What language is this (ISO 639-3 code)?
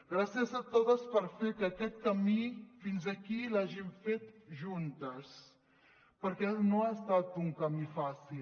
cat